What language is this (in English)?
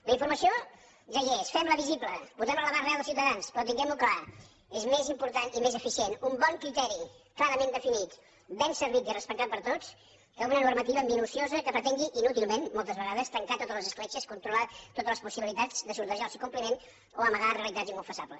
Catalan